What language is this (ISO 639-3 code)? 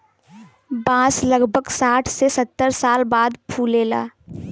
bho